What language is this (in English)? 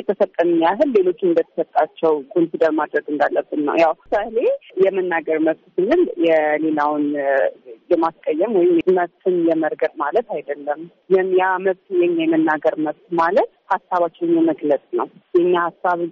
Amharic